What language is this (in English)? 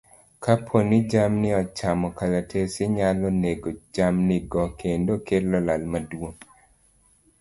Luo (Kenya and Tanzania)